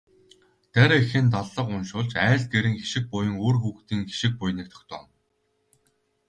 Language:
Mongolian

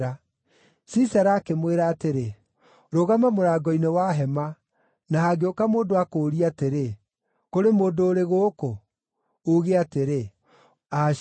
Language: Kikuyu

